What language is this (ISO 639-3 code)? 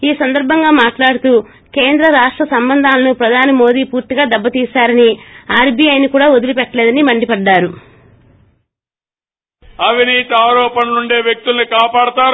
tel